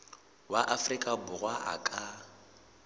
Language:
Southern Sotho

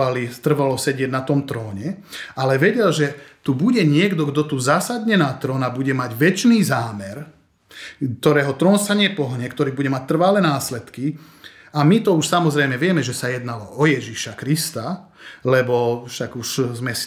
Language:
Slovak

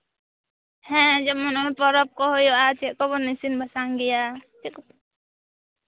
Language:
Santali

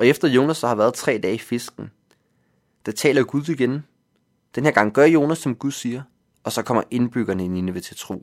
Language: Danish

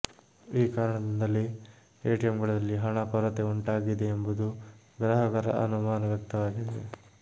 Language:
Kannada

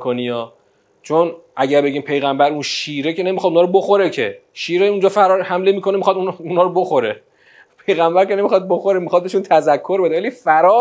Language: Persian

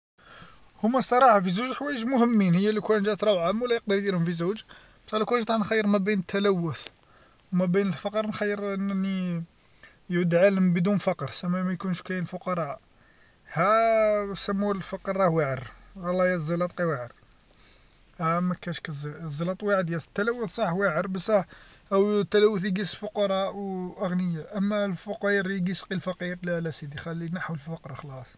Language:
Algerian Arabic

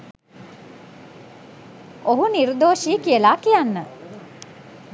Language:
Sinhala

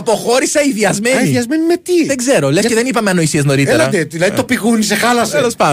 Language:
Greek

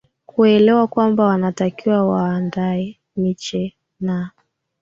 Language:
Swahili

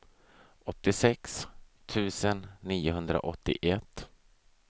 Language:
Swedish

